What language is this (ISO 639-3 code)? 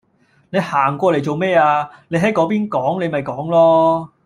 yue